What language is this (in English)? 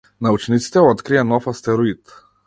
Macedonian